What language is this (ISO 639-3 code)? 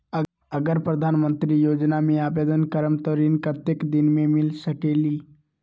mag